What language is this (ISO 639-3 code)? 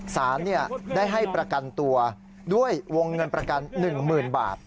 tha